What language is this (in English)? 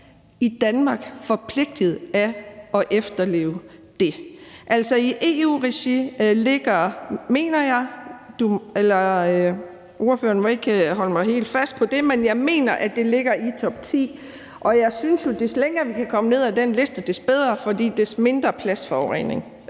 Danish